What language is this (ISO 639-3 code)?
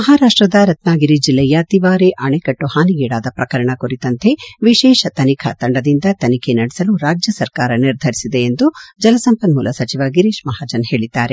kan